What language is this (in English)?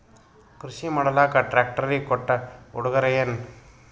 Kannada